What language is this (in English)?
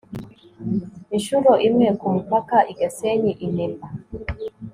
Kinyarwanda